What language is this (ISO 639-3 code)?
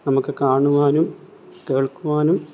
mal